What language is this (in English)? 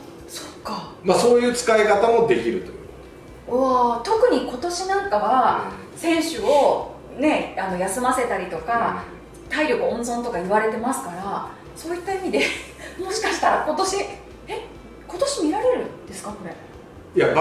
Japanese